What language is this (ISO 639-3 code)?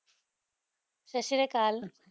pan